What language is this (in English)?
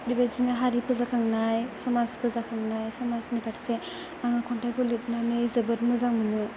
Bodo